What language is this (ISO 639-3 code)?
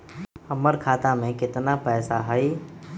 mag